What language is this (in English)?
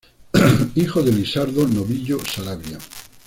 Spanish